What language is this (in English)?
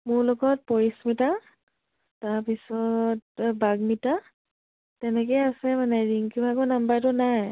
Assamese